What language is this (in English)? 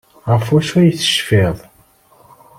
Kabyle